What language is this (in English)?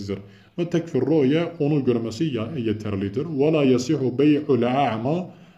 Turkish